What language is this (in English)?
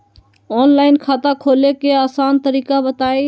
Magahi